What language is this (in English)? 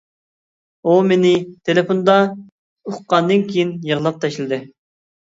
Uyghur